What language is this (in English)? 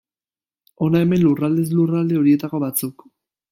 Basque